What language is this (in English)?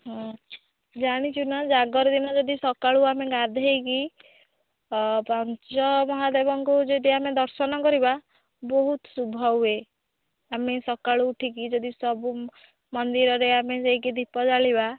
Odia